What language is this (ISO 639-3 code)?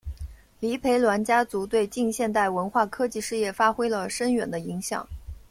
zho